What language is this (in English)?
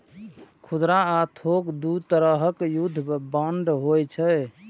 Maithili